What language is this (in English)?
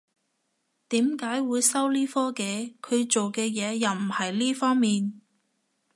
Cantonese